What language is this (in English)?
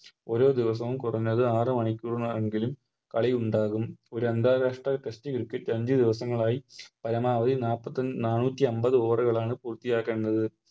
Malayalam